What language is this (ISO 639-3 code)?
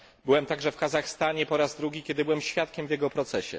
pol